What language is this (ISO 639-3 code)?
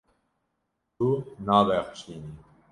kur